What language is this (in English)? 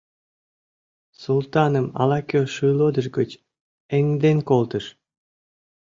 Mari